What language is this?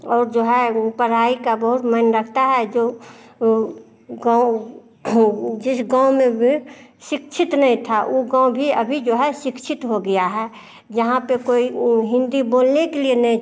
Hindi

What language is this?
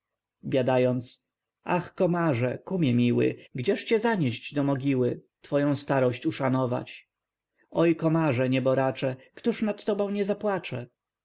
Polish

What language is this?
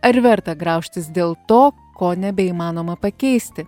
Lithuanian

